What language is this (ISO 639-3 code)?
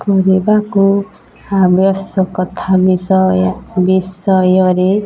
ori